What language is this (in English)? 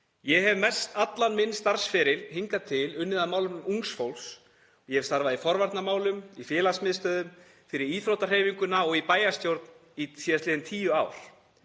Icelandic